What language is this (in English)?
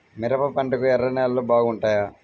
Telugu